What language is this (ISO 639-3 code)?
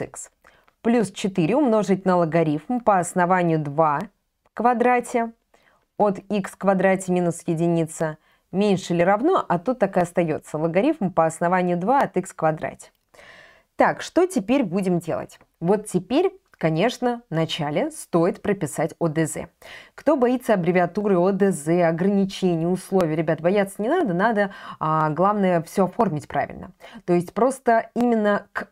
rus